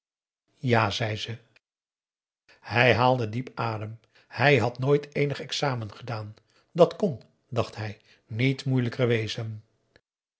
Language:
Dutch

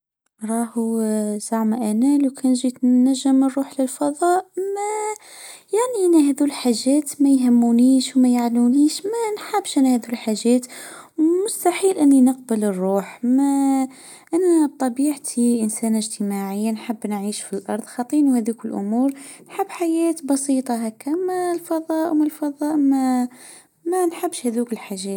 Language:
Tunisian Arabic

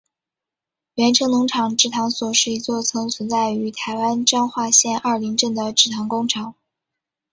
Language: Chinese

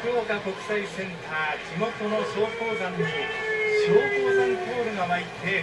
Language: Japanese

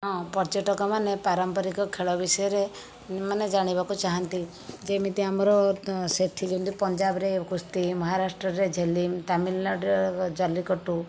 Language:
Odia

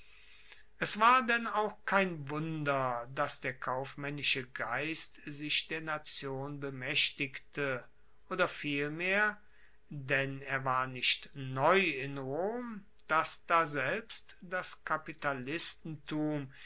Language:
German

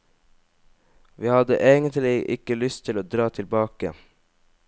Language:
Norwegian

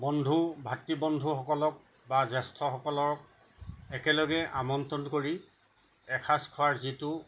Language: Assamese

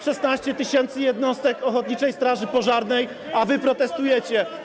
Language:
Polish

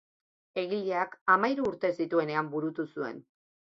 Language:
Basque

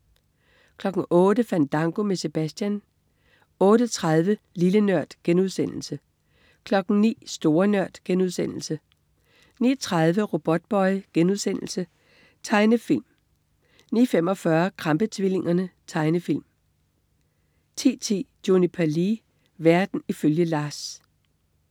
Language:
Danish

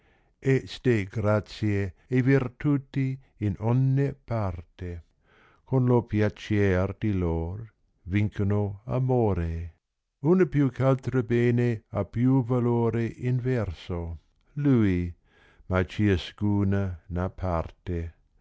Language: Italian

